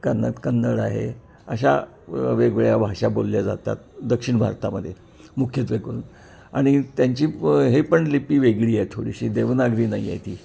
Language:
Marathi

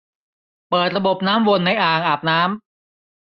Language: Thai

